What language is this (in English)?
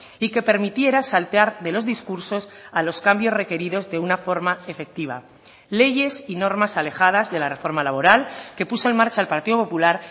Spanish